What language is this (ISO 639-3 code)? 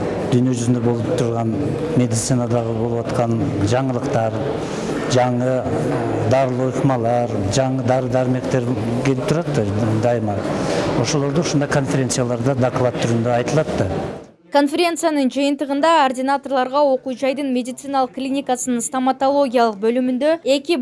tur